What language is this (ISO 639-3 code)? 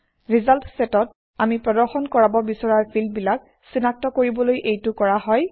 asm